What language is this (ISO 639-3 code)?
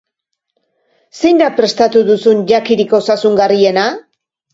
eus